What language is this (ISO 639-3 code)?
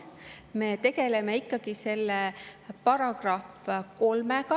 est